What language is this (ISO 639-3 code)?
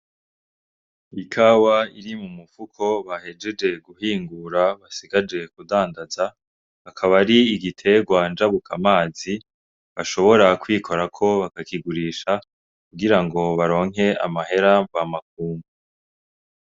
run